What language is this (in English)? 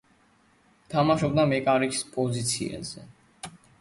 Georgian